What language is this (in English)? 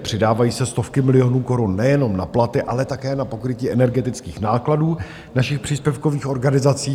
Czech